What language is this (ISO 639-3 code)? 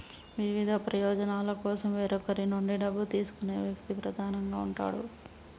tel